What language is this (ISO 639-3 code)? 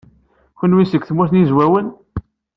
kab